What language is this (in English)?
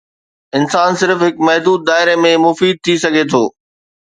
Sindhi